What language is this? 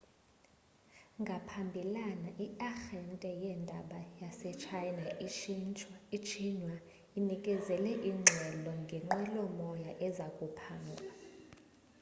Xhosa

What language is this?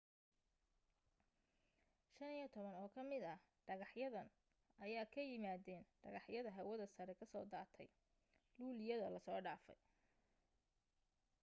Somali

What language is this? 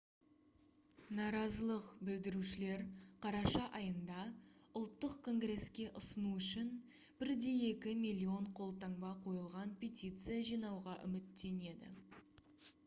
Kazakh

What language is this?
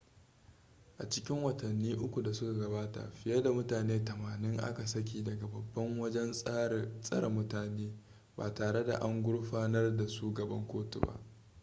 Hausa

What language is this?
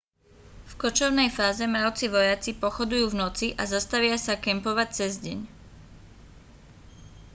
Slovak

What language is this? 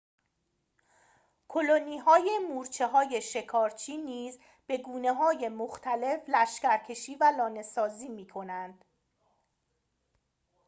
Persian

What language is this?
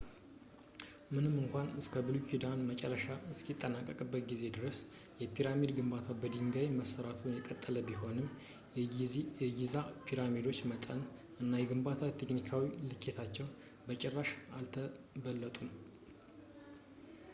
Amharic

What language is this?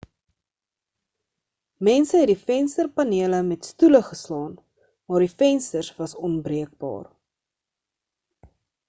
Afrikaans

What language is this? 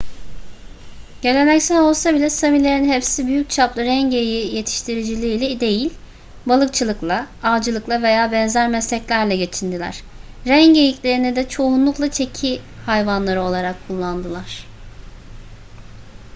Turkish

